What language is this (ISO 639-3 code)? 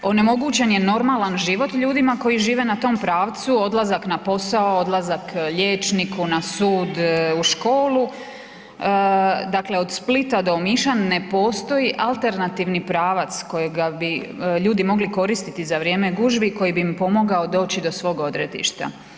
hrv